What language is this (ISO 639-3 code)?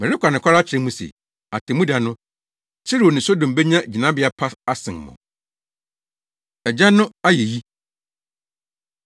aka